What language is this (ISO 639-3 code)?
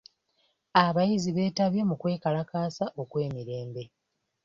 lug